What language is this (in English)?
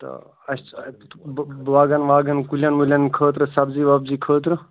Kashmiri